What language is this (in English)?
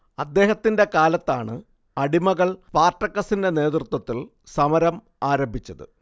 Malayalam